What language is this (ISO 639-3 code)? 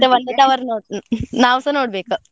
kan